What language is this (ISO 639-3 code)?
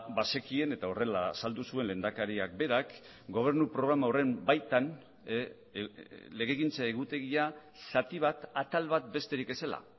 eus